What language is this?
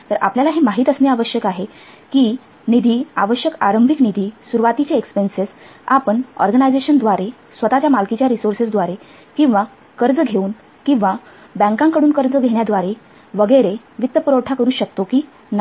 Marathi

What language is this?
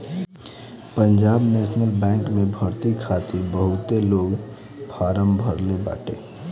Bhojpuri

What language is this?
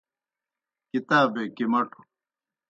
Kohistani Shina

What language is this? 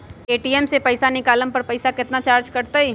Magahi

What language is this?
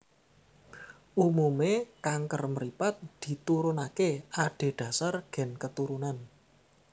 Javanese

